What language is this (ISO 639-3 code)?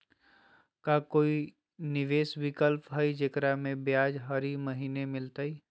mag